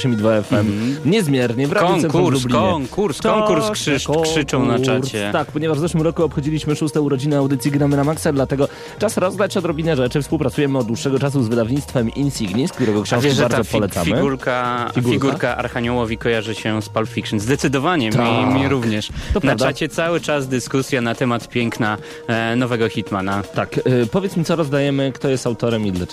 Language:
Polish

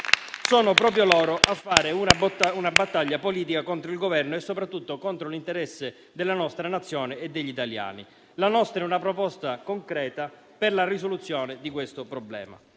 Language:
Italian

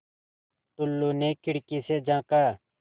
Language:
Hindi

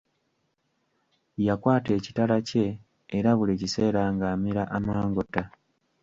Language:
Ganda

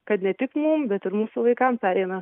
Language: Lithuanian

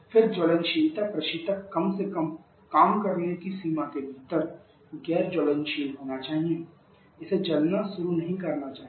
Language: Hindi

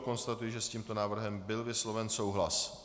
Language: Czech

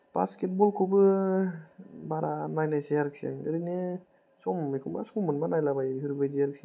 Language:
Bodo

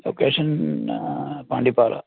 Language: Malayalam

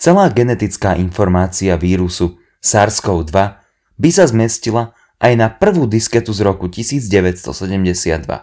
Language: Slovak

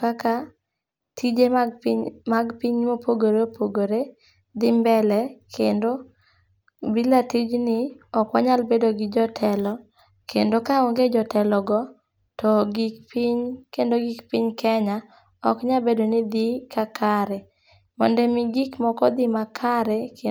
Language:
Luo (Kenya and Tanzania)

